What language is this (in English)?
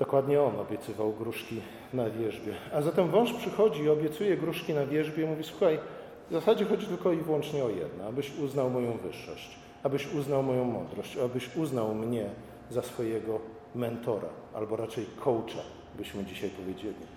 Polish